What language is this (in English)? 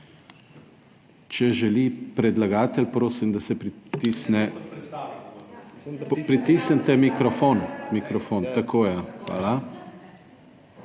Slovenian